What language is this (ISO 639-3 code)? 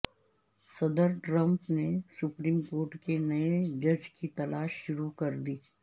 urd